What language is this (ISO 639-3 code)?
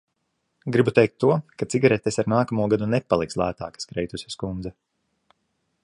lav